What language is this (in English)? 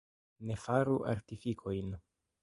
Esperanto